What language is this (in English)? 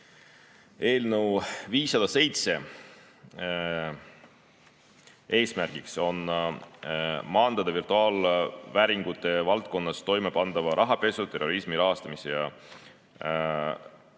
Estonian